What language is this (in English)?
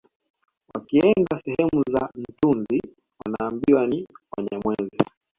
Swahili